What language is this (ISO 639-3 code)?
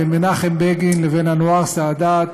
heb